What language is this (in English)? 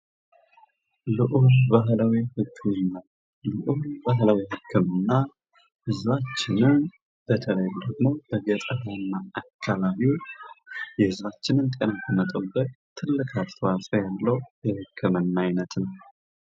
Amharic